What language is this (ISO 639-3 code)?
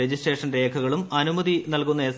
mal